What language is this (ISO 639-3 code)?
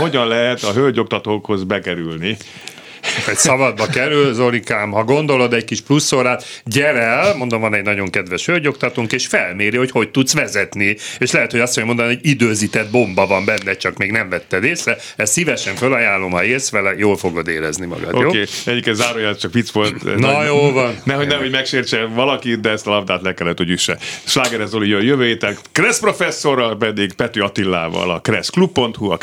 hun